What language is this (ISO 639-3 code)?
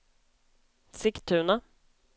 swe